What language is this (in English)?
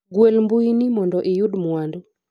Luo (Kenya and Tanzania)